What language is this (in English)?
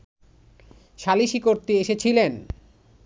Bangla